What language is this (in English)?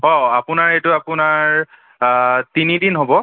Assamese